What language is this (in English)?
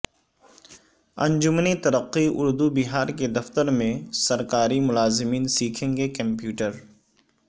Urdu